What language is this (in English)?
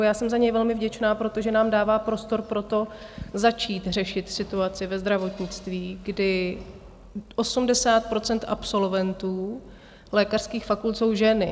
Czech